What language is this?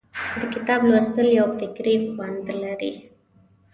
Pashto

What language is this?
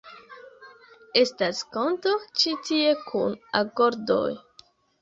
Esperanto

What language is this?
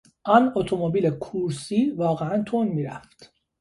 Persian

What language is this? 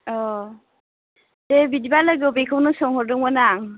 Bodo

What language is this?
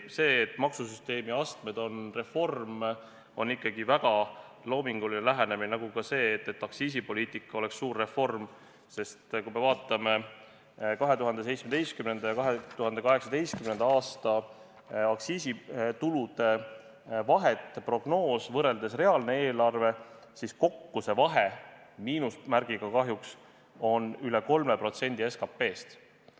Estonian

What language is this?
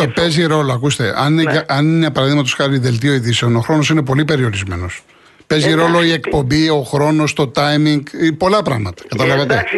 Greek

